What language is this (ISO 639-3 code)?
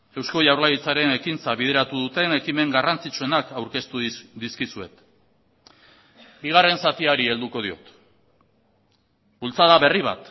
eus